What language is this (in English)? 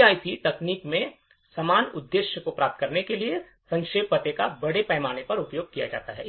Hindi